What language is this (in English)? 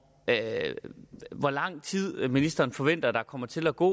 Danish